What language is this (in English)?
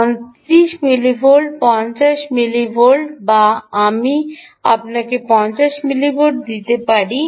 Bangla